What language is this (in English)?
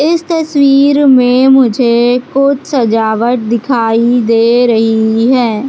Hindi